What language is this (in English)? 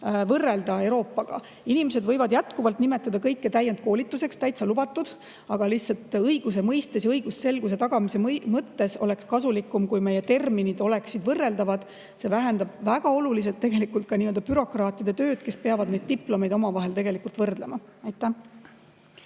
Estonian